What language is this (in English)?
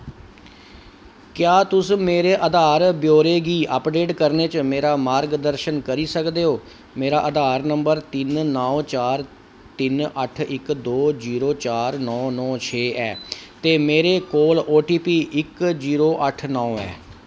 Dogri